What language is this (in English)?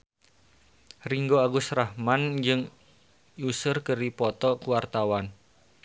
Sundanese